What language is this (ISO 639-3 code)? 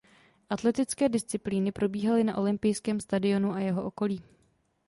ces